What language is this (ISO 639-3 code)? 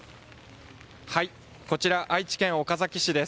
jpn